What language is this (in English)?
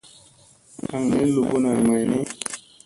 Musey